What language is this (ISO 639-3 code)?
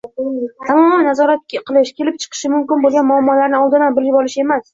uzb